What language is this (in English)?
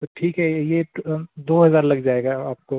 Hindi